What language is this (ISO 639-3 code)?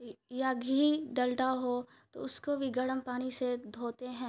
urd